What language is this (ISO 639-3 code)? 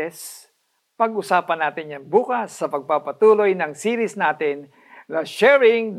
fil